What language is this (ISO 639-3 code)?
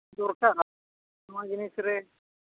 sat